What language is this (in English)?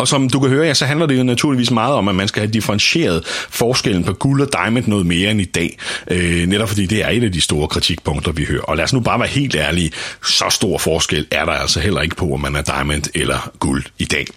Danish